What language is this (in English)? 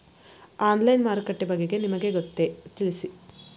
Kannada